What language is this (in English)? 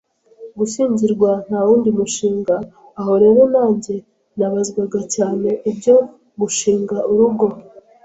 Kinyarwanda